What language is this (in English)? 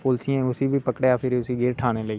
Dogri